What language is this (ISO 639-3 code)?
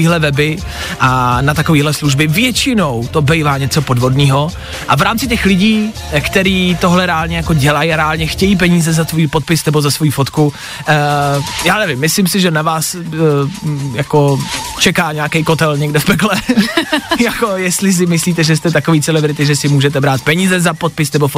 ces